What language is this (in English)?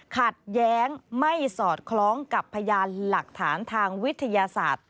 Thai